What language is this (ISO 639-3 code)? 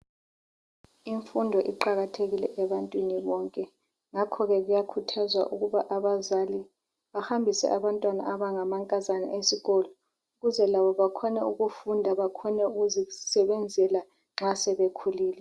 nde